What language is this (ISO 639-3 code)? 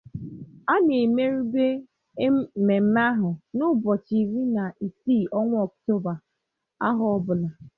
ibo